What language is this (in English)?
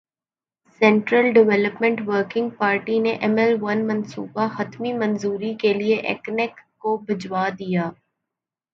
Urdu